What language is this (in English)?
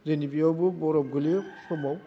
Bodo